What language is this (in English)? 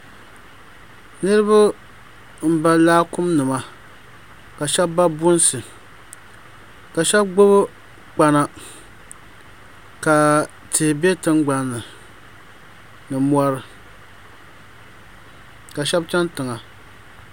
Dagbani